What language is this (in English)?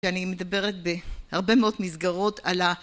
Hebrew